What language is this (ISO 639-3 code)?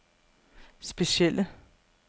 dan